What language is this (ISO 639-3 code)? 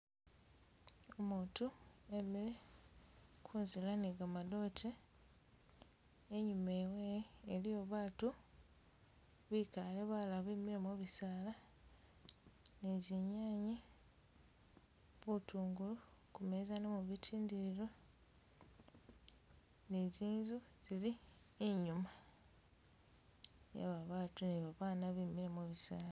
myx